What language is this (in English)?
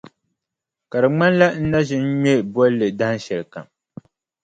Dagbani